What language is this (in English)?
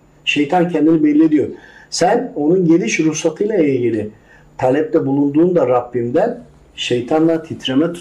Turkish